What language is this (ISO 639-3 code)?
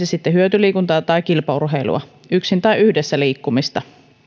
fin